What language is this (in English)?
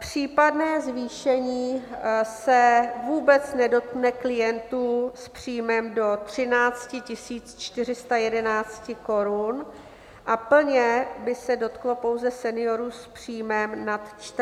Czech